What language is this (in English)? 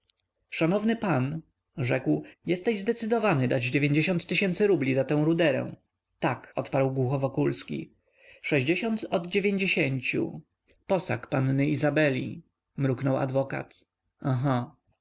Polish